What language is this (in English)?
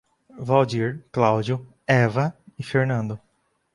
Portuguese